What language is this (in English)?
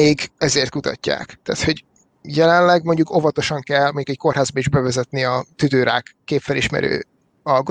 Hungarian